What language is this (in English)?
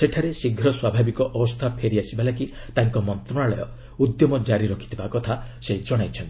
Odia